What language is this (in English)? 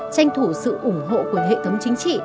Vietnamese